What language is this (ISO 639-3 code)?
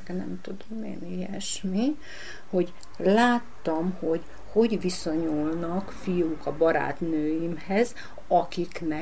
hun